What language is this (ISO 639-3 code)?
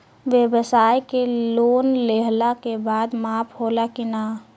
bho